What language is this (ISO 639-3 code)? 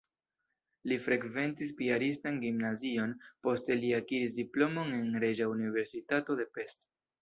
epo